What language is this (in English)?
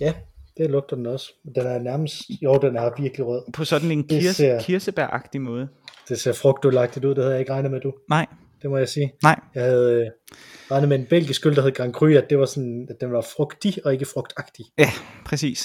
Danish